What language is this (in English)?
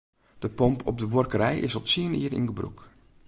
Western Frisian